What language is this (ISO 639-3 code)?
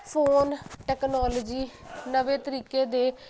pan